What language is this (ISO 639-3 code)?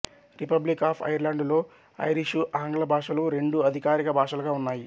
tel